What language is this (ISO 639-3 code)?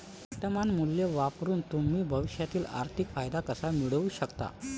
mar